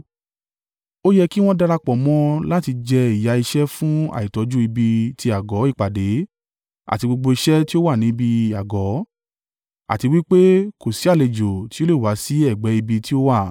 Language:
Yoruba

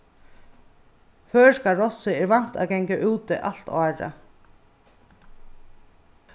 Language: Faroese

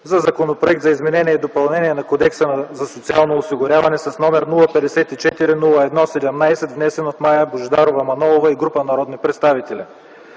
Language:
Bulgarian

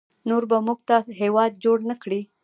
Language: Pashto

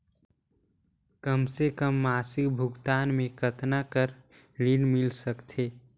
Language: Chhattisgarhi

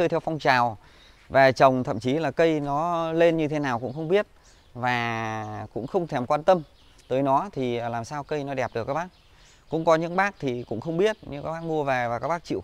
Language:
Vietnamese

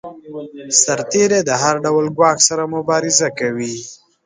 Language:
Pashto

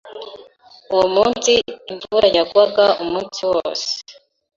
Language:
Kinyarwanda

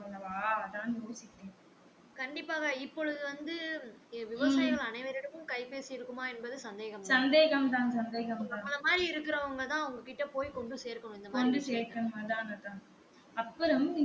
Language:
Tamil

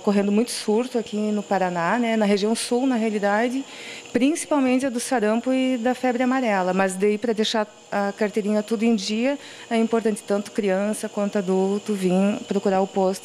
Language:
Portuguese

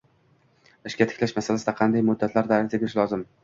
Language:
Uzbek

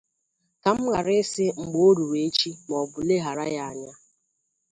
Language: Igbo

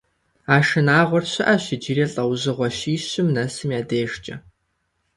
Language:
Kabardian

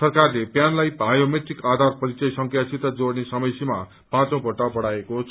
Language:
Nepali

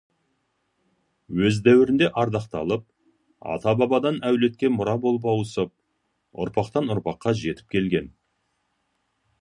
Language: Kazakh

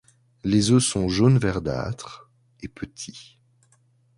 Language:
French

